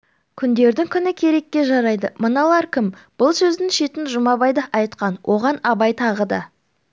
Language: Kazakh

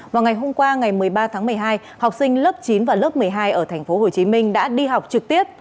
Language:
Vietnamese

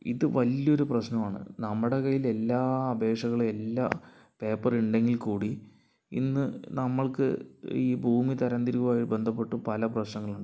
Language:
Malayalam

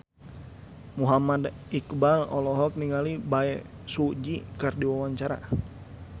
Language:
Sundanese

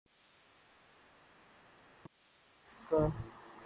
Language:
Urdu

